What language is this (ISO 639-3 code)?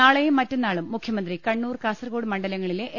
mal